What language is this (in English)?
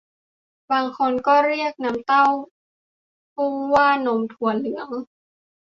Thai